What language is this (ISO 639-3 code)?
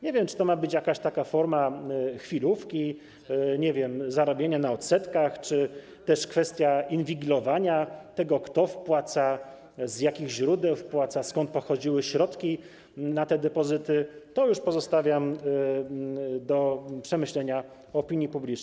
pol